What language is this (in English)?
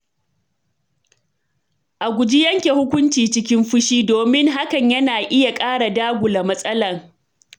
Hausa